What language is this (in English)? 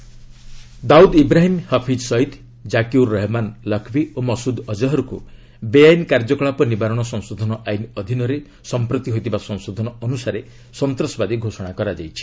Odia